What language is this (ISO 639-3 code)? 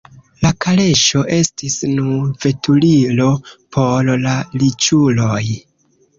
epo